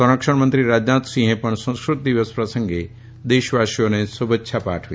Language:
Gujarati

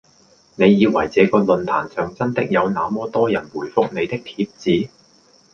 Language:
Cantonese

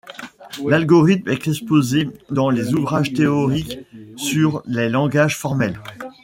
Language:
French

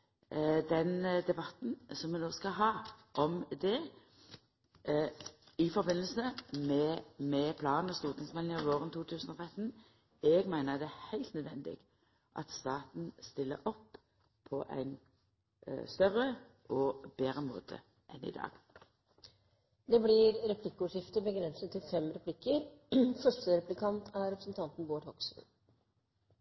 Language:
Norwegian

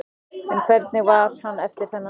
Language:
Icelandic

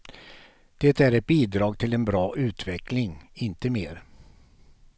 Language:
Swedish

